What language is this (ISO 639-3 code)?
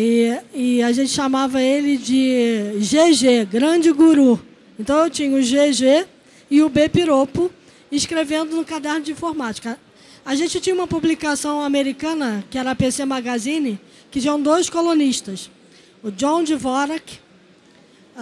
por